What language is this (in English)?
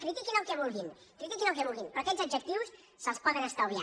Catalan